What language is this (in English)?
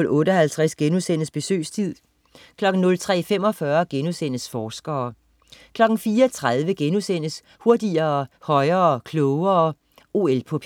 Danish